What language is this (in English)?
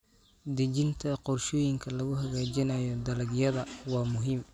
Somali